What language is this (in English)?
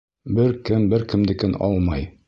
Bashkir